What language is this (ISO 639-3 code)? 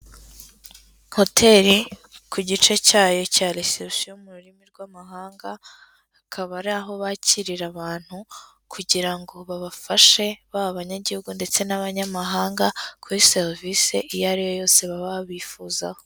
kin